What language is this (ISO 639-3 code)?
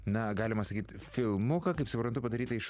lit